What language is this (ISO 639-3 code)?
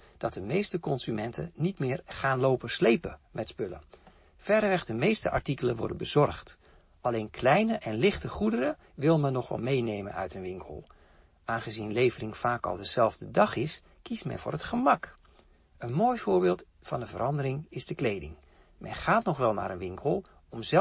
nld